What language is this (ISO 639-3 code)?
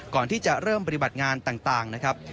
tha